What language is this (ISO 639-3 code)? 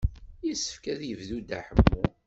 kab